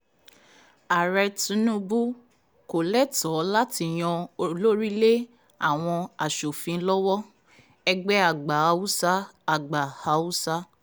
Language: Yoruba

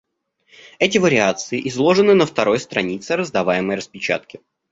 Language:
Russian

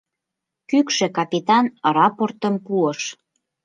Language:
Mari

